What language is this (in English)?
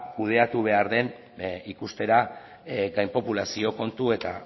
Basque